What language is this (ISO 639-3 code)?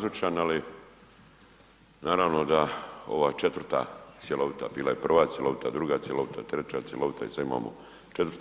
hrv